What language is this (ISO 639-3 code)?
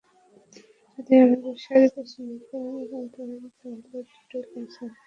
ben